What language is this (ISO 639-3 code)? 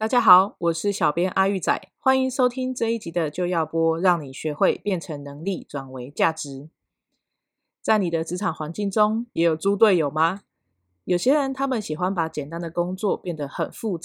zho